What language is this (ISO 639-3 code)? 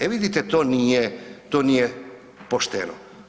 hrv